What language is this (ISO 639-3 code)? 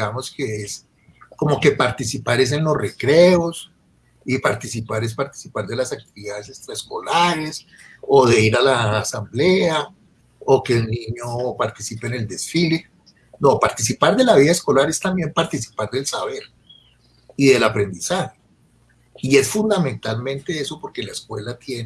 spa